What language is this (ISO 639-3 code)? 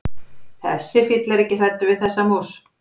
isl